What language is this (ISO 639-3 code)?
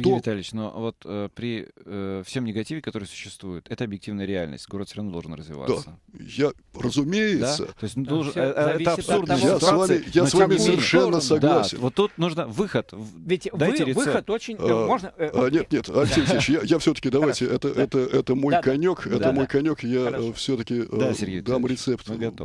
rus